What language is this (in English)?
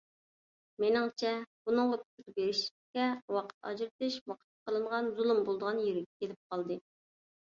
Uyghur